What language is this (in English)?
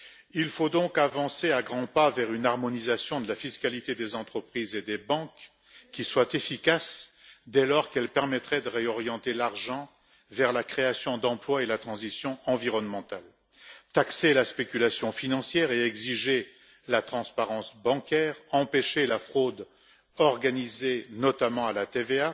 French